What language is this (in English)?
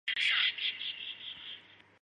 Chinese